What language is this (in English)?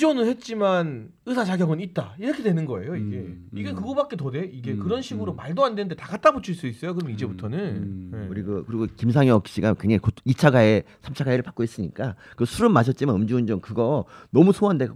Korean